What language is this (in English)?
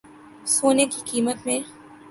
Urdu